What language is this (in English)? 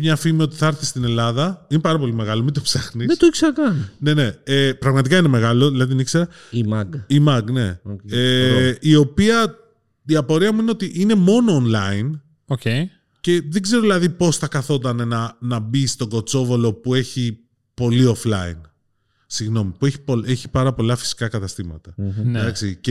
Greek